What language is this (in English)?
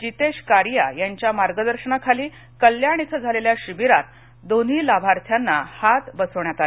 Marathi